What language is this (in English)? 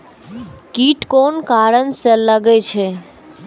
Maithili